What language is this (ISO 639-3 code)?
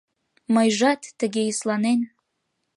chm